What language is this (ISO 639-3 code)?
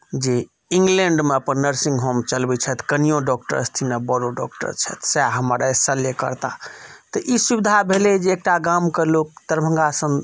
mai